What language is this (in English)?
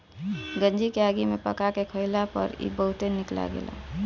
Bhojpuri